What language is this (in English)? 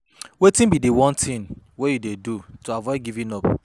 Nigerian Pidgin